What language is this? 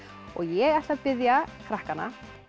Icelandic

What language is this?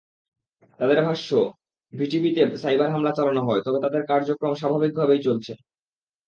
Bangla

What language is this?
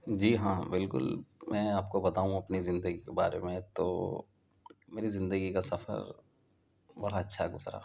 Urdu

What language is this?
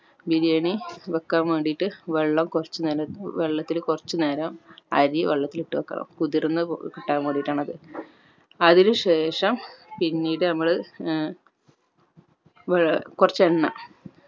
Malayalam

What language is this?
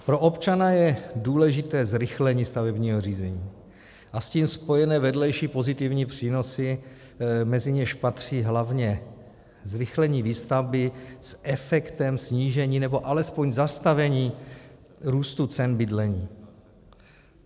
Czech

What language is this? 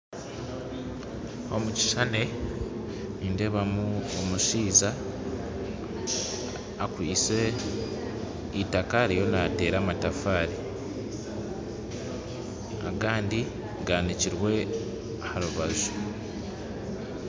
Nyankole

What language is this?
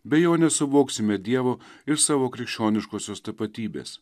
Lithuanian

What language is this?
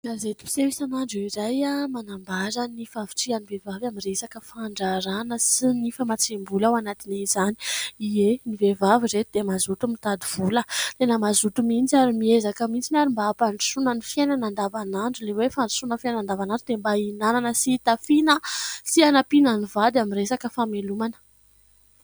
Malagasy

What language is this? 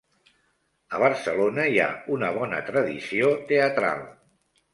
Catalan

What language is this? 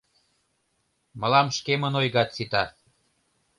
Mari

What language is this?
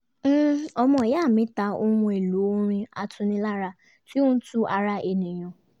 Yoruba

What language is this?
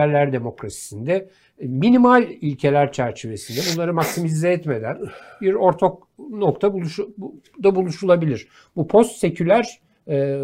Turkish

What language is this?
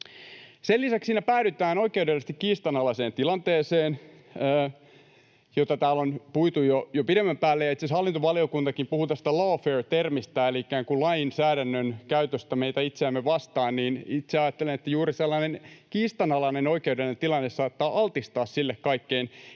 Finnish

